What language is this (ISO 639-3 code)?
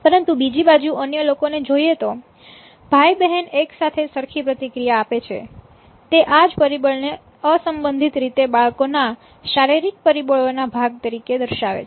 guj